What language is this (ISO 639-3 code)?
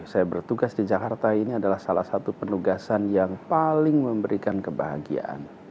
ind